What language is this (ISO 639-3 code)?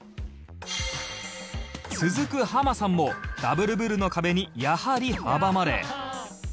jpn